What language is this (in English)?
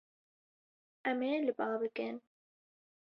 Kurdish